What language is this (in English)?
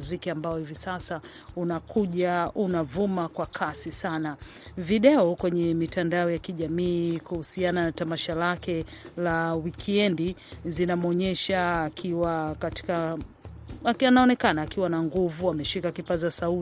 Swahili